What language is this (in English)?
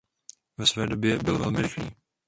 Czech